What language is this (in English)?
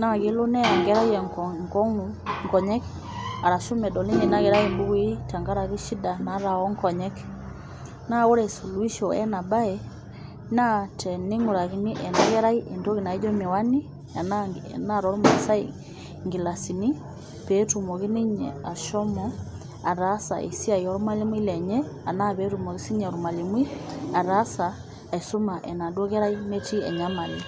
Masai